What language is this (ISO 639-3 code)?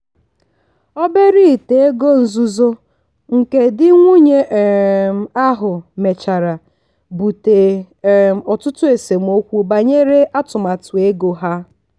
ibo